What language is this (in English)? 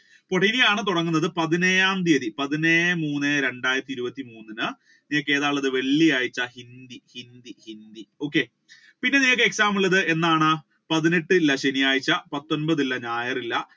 Malayalam